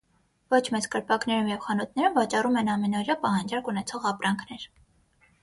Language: Armenian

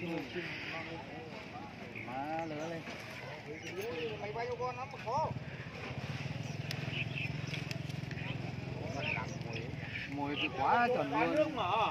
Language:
Vietnamese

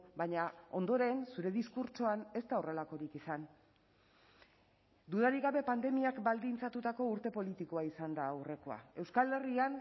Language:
Basque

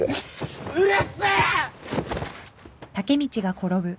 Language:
Japanese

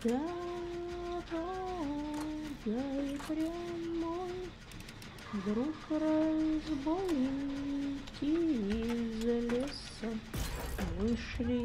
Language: Russian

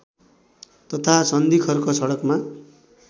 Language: Nepali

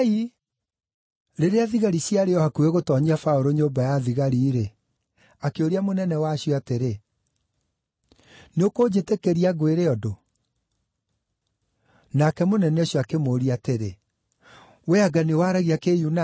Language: Kikuyu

